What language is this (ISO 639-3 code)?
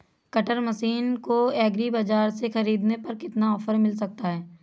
hin